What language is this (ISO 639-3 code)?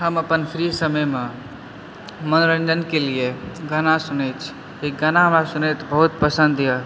mai